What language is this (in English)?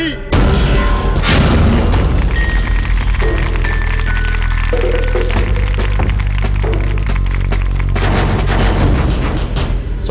Thai